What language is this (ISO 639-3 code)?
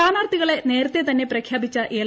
mal